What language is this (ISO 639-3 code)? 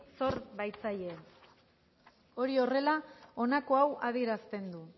eus